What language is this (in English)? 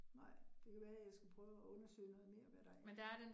Danish